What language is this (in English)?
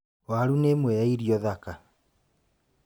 Kikuyu